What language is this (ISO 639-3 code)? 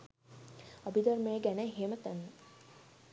sin